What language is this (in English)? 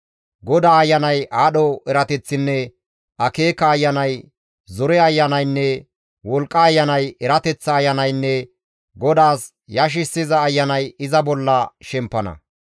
Gamo